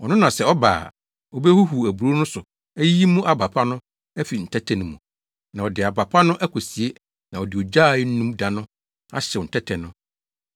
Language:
Akan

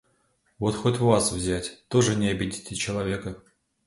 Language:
Russian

